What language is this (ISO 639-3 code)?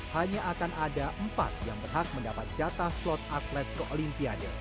ind